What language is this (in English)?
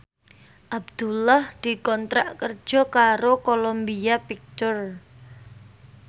Javanese